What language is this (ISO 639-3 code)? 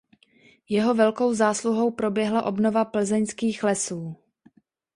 ces